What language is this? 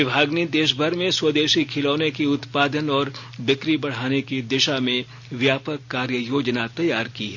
Hindi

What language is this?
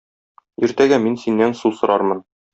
Tatar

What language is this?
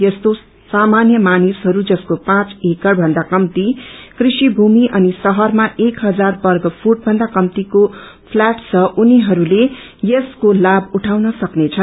Nepali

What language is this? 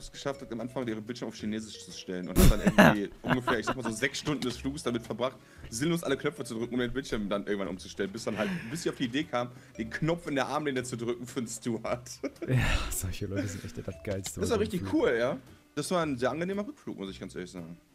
German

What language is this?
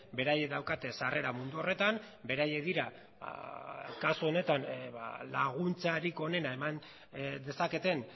Basque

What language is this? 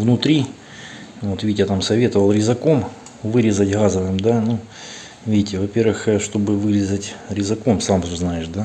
Russian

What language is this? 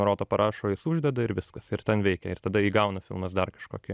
Lithuanian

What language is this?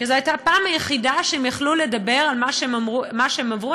Hebrew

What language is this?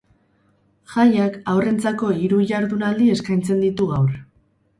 Basque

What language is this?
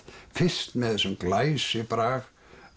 Icelandic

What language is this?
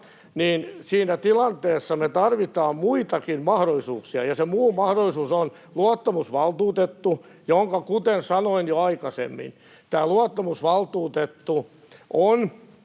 Finnish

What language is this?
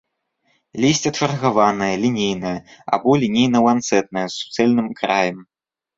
Belarusian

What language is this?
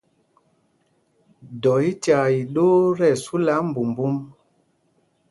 Mpumpong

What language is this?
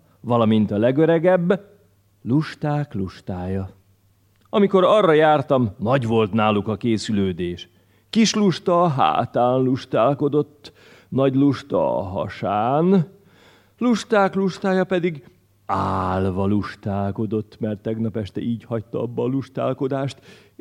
Hungarian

